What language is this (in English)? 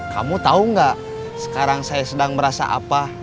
Indonesian